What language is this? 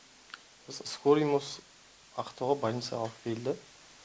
Kazakh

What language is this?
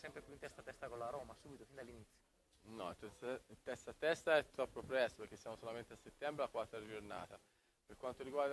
Italian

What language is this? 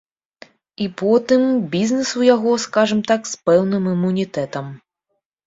Belarusian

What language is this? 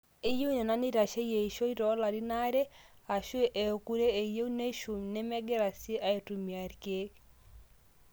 Masai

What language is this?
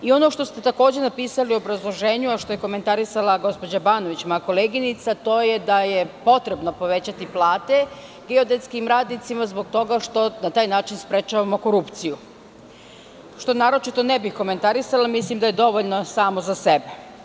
Serbian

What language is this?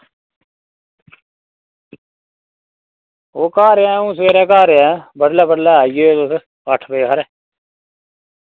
Dogri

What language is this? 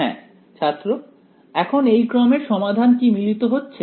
Bangla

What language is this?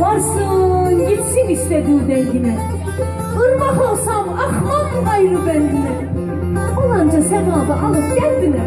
Turkish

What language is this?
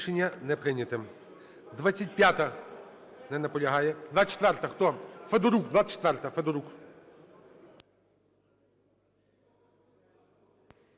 Ukrainian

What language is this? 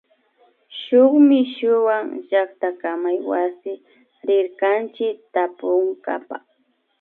Imbabura Highland Quichua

